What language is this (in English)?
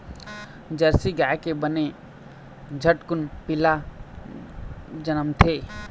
Chhattisgarhi